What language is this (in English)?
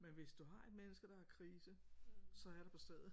Danish